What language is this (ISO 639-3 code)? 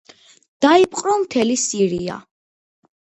kat